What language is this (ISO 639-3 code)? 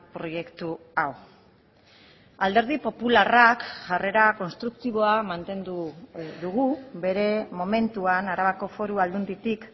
eus